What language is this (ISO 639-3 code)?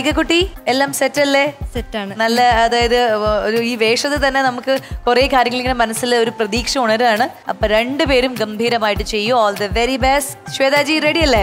mal